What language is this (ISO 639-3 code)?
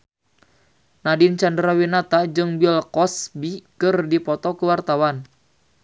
sun